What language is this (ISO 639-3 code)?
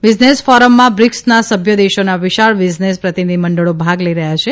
guj